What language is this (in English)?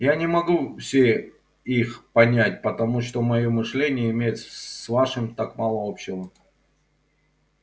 Russian